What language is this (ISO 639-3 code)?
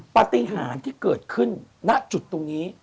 tha